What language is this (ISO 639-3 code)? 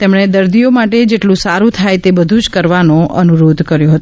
guj